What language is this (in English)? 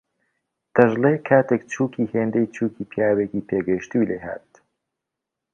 Central Kurdish